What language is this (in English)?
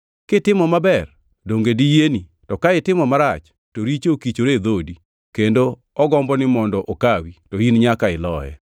Luo (Kenya and Tanzania)